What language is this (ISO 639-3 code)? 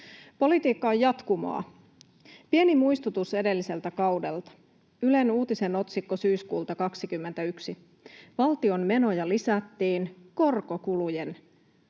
fin